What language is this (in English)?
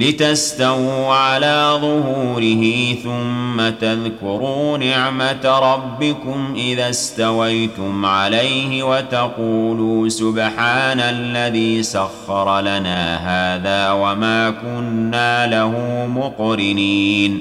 Arabic